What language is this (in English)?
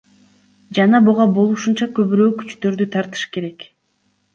Kyrgyz